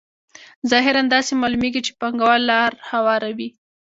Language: Pashto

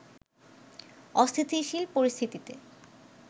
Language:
Bangla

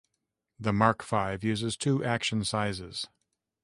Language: English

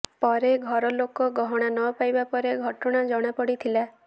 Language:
Odia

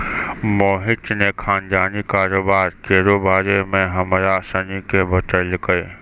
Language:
Maithili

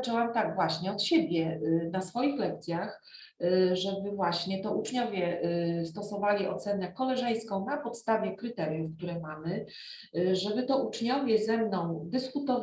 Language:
Polish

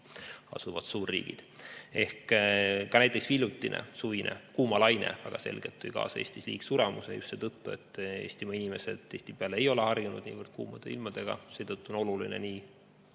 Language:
Estonian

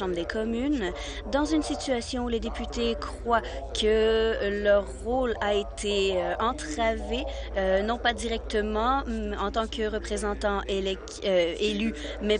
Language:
French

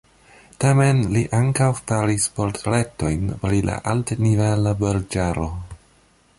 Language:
Esperanto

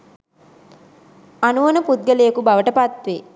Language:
Sinhala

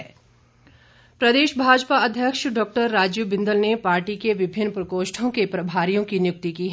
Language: Hindi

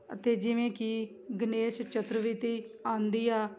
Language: Punjabi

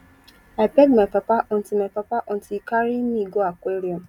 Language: Nigerian Pidgin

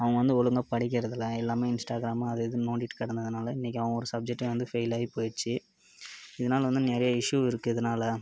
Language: Tamil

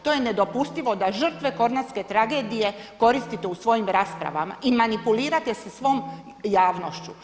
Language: Croatian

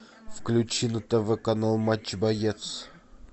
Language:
Russian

